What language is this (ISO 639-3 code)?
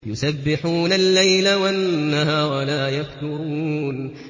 ara